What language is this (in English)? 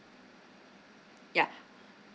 English